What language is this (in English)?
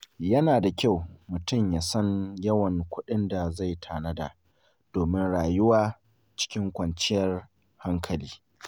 Hausa